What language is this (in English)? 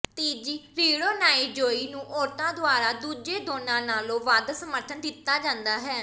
Punjabi